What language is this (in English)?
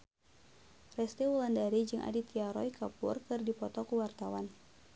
Sundanese